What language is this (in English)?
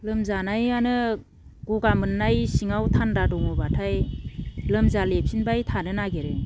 Bodo